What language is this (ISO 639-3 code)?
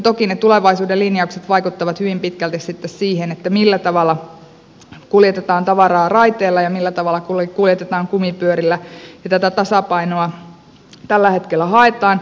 fin